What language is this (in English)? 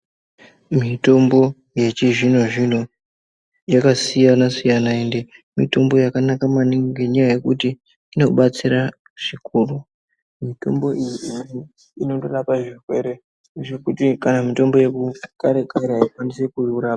Ndau